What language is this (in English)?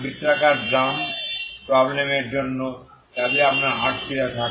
Bangla